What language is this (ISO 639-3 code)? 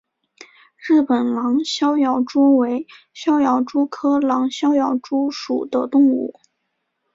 zho